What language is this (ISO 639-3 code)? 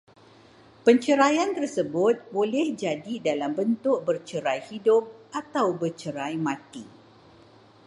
msa